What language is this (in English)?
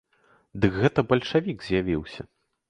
Belarusian